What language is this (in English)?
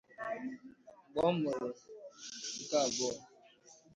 Igbo